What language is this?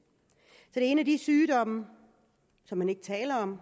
Danish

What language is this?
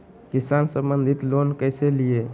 Magahi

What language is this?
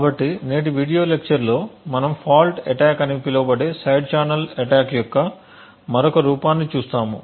Telugu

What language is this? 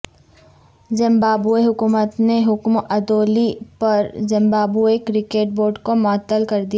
Urdu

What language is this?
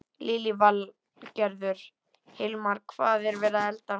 Icelandic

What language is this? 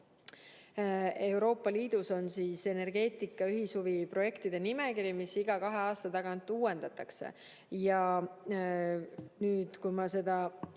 Estonian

